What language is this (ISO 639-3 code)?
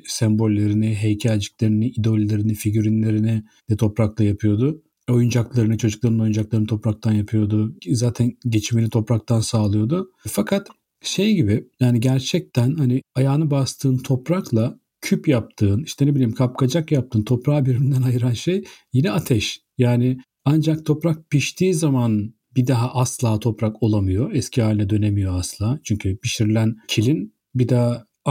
tur